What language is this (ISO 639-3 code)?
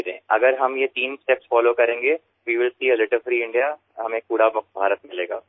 ben